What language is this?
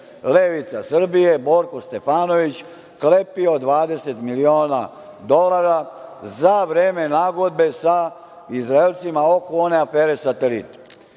Serbian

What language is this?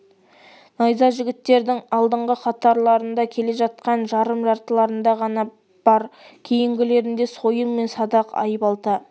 Kazakh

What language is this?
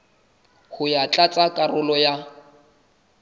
Southern Sotho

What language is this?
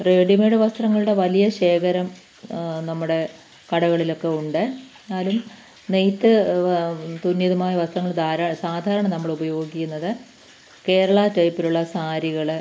Malayalam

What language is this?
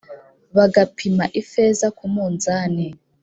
Kinyarwanda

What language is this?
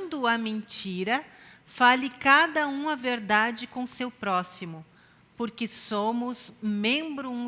Portuguese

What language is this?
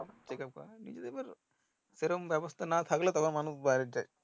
Bangla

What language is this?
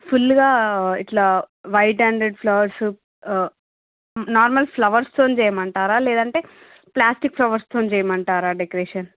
Telugu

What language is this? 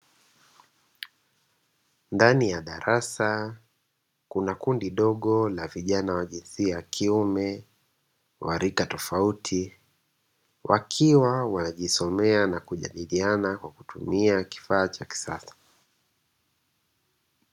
Swahili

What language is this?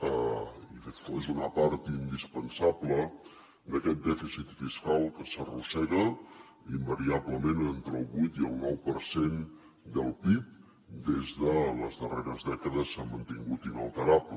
Catalan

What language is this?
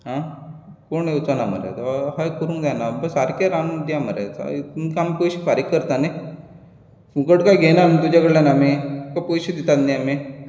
Konkani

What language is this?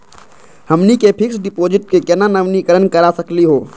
Magahi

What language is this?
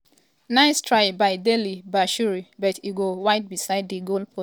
Nigerian Pidgin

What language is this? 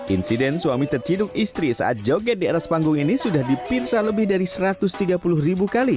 Indonesian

